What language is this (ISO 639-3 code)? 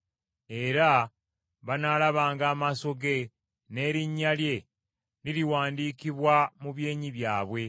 lug